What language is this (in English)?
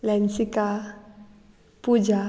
Konkani